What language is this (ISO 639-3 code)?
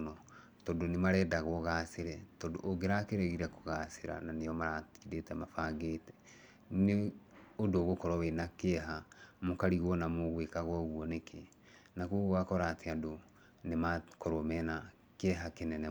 kik